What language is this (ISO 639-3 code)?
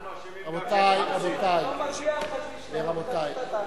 heb